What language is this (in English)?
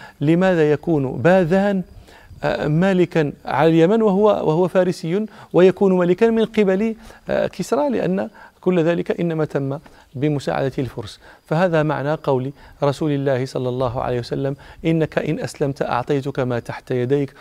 Arabic